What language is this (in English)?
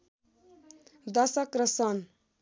Nepali